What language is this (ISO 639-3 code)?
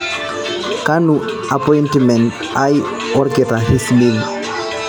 mas